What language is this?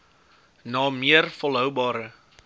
Afrikaans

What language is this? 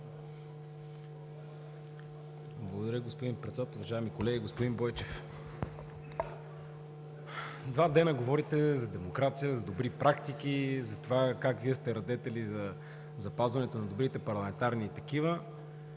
Bulgarian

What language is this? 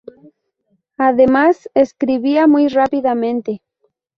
Spanish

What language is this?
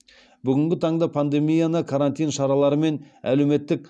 Kazakh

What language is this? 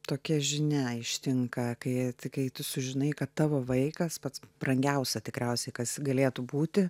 Lithuanian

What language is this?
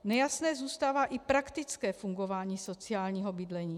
Czech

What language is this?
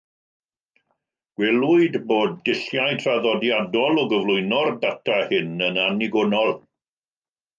Welsh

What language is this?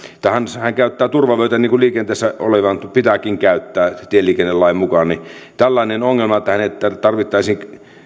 Finnish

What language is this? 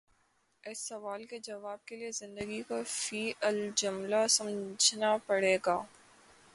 Urdu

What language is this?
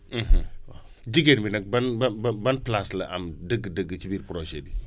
Wolof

